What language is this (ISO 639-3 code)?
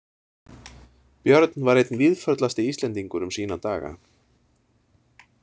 isl